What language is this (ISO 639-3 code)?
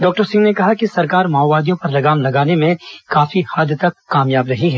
hin